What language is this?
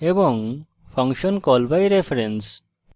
Bangla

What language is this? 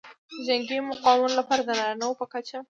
Pashto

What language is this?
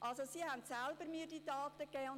Swiss German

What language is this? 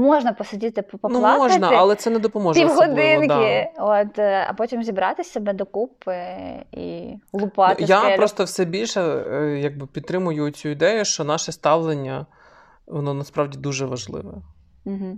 Ukrainian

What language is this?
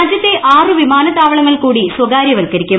Malayalam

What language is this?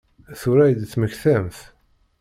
Kabyle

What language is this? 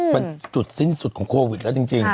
Thai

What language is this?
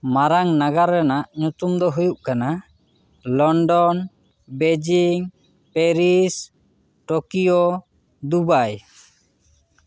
Santali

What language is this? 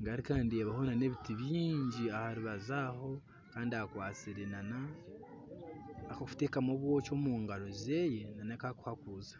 Nyankole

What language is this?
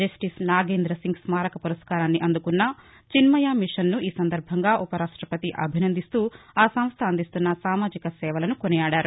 Telugu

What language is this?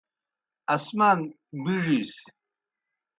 Kohistani Shina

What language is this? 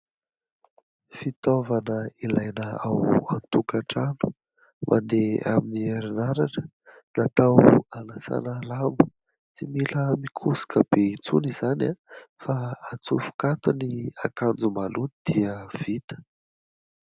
Malagasy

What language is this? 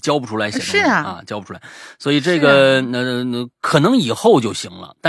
Chinese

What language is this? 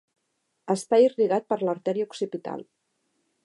Catalan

